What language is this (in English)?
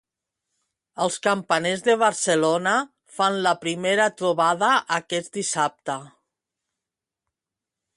Catalan